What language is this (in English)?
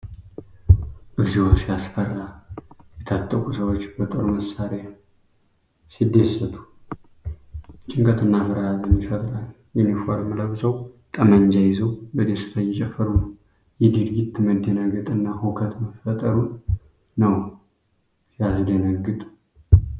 Amharic